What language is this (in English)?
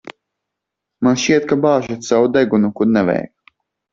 Latvian